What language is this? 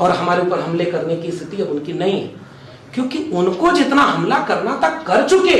Hindi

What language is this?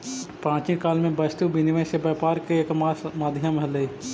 Magahi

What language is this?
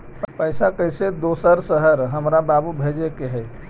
Magahi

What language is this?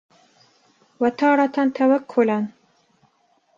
Arabic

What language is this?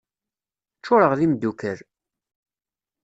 Kabyle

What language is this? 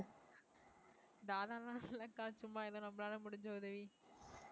Tamil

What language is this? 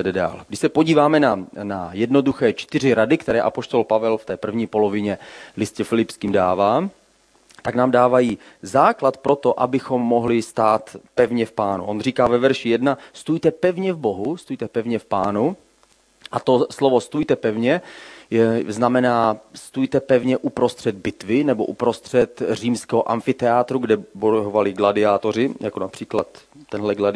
Czech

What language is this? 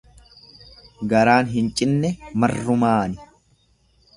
Oromo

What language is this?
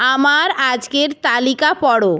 Bangla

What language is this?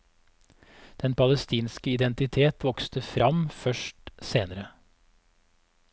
Norwegian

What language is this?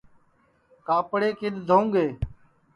Sansi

